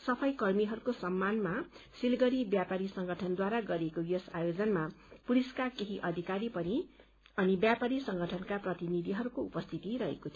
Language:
Nepali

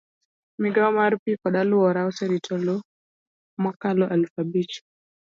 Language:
Luo (Kenya and Tanzania)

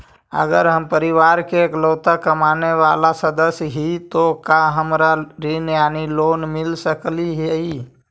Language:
Magahi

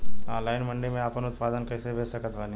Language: Bhojpuri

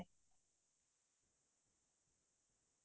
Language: Assamese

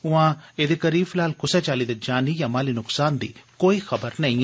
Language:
Dogri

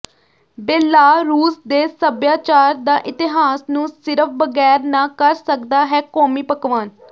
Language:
Punjabi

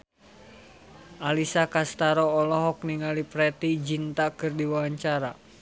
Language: Sundanese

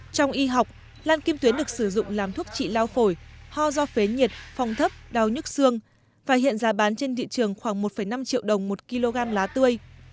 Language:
Vietnamese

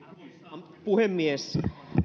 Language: Finnish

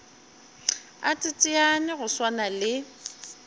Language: Northern Sotho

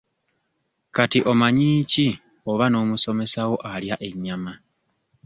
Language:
Ganda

